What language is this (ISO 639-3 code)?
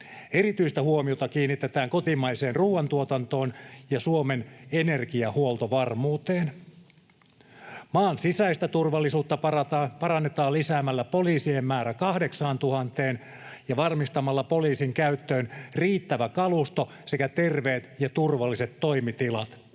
fin